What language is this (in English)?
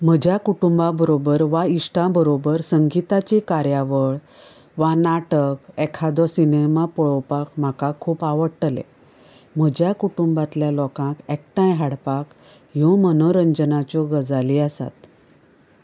Konkani